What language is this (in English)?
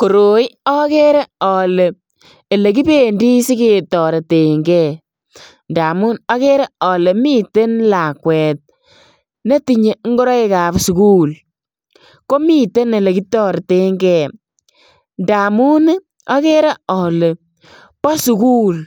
Kalenjin